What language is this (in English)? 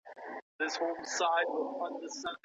Pashto